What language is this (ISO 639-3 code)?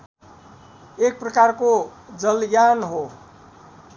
nep